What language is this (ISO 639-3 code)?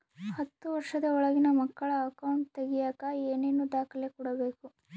kan